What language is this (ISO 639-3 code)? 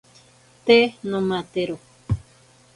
prq